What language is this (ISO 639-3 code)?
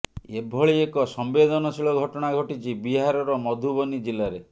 ori